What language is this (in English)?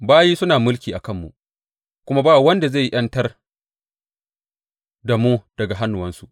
Hausa